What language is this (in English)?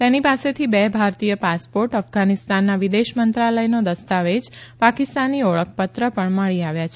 Gujarati